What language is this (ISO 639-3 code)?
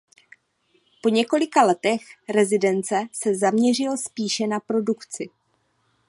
ces